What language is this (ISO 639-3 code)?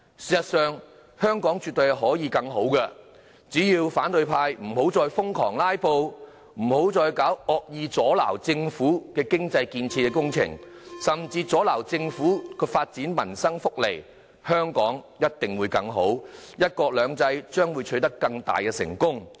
yue